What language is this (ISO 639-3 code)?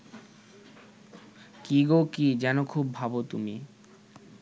ben